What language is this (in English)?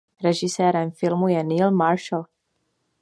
Czech